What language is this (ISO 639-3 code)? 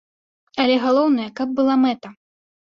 bel